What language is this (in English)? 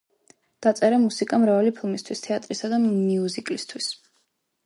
Georgian